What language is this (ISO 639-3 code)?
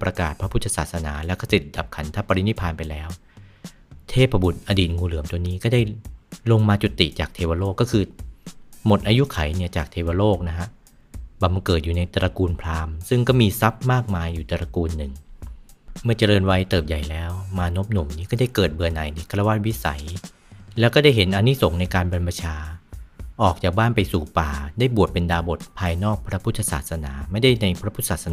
tha